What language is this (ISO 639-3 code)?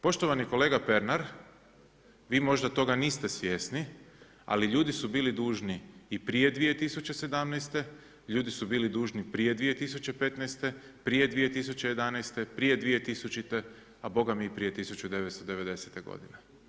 hrv